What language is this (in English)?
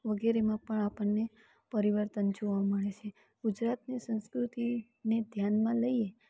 Gujarati